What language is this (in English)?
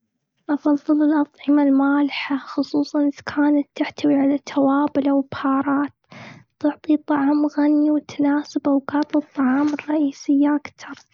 Gulf Arabic